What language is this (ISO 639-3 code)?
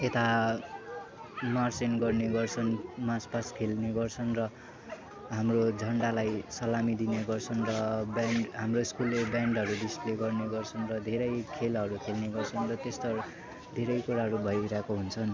nep